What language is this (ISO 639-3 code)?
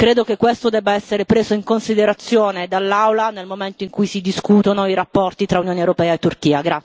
ita